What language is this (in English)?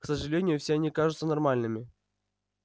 Russian